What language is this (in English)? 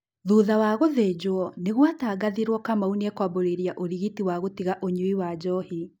Kikuyu